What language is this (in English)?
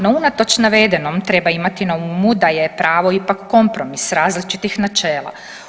Croatian